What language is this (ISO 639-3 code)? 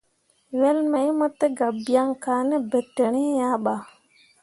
mua